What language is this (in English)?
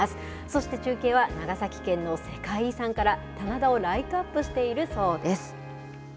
Japanese